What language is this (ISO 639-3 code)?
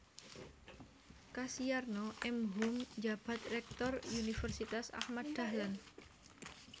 jav